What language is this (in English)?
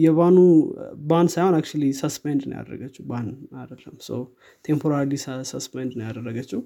Amharic